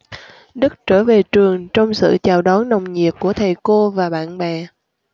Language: Vietnamese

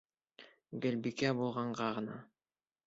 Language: Bashkir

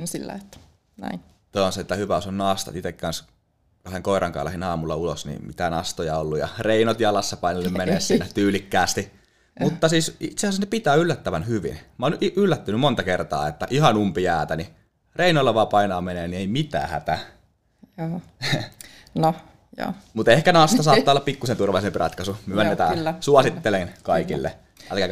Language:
Finnish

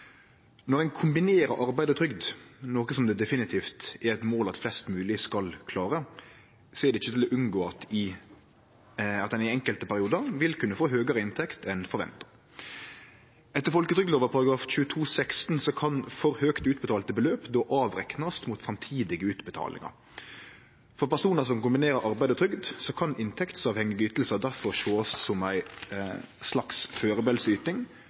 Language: Norwegian Nynorsk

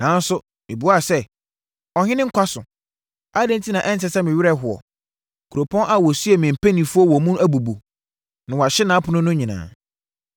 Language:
Akan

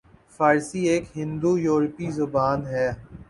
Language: Urdu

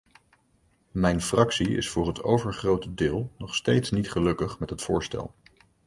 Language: Dutch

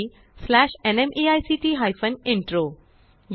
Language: Marathi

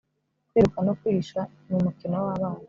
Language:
Kinyarwanda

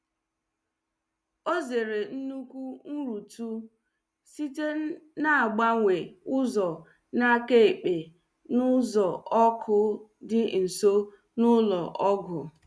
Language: Igbo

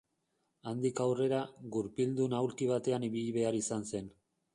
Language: Basque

